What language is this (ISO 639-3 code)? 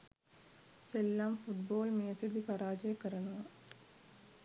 sin